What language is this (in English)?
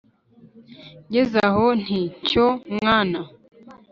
Kinyarwanda